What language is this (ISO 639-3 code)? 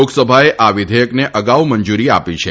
guj